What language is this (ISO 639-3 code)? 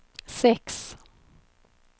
swe